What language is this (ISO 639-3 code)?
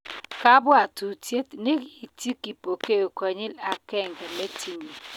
kln